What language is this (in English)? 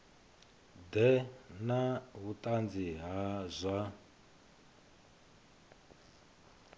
Venda